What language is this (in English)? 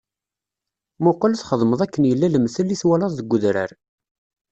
Kabyle